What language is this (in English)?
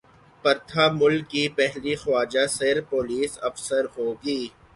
Urdu